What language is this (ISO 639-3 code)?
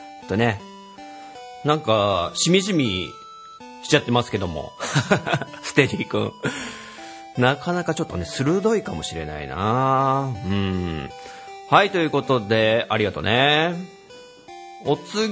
jpn